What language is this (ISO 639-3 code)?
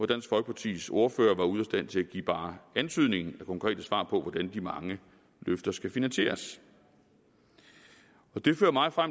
dan